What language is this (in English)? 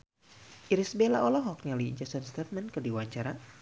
Sundanese